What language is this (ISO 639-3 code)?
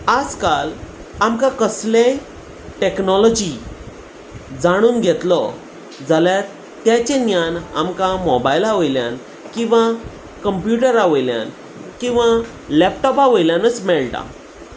kok